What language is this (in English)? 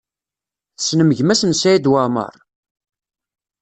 Kabyle